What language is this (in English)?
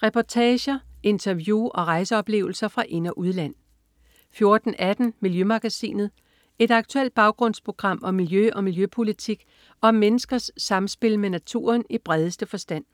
Danish